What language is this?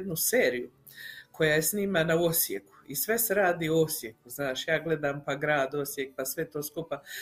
Croatian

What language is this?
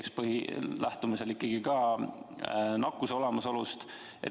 Estonian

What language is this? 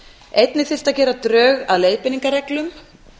Icelandic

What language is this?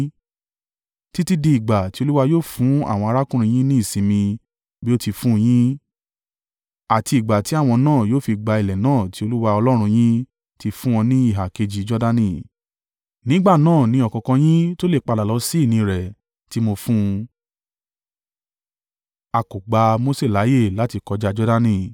Yoruba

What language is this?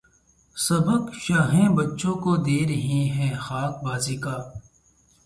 Urdu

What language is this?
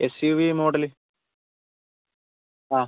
Malayalam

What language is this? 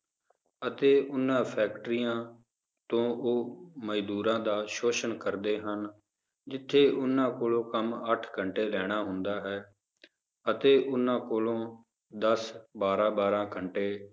Punjabi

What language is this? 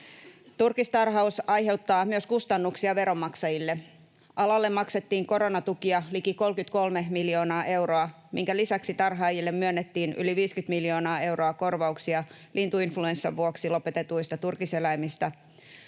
Finnish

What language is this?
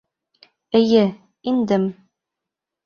Bashkir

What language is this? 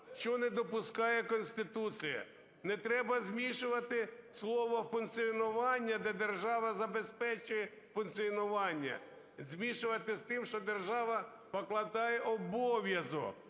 Ukrainian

